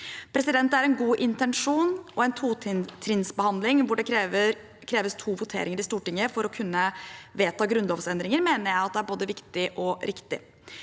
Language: Norwegian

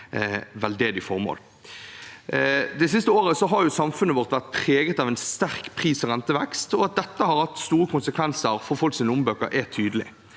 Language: Norwegian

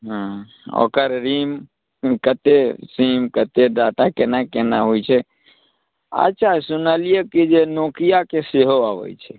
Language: Maithili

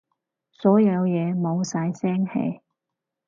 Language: Cantonese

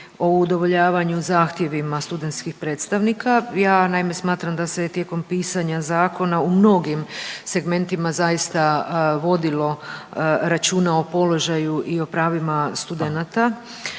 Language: Croatian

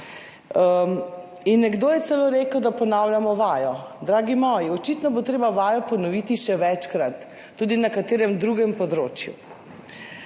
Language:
Slovenian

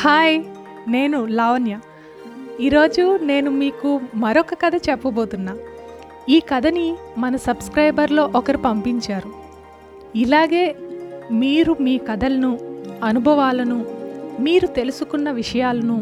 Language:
Telugu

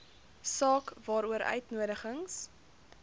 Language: Afrikaans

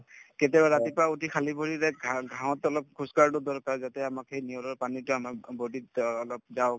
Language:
Assamese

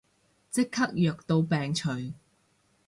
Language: Cantonese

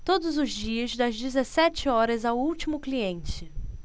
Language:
Portuguese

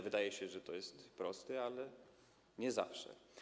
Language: Polish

